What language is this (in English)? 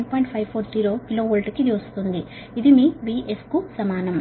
Telugu